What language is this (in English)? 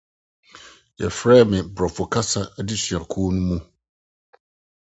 Akan